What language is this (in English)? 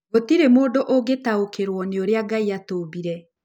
Kikuyu